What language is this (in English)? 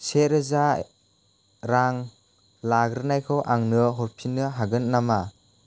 Bodo